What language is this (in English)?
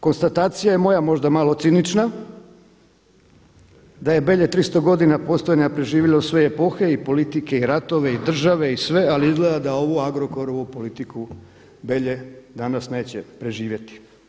Croatian